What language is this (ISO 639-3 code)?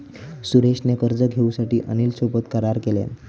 mar